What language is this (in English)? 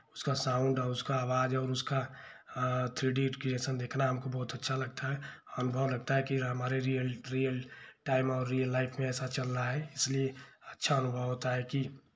Hindi